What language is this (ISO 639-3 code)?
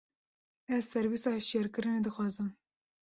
kur